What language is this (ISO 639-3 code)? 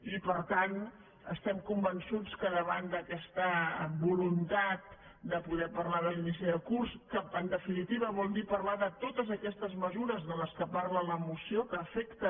cat